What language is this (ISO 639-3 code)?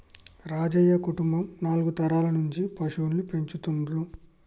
tel